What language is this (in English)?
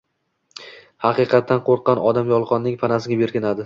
Uzbek